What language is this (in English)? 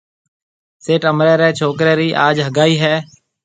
Marwari (Pakistan)